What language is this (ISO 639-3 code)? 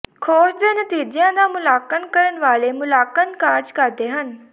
pan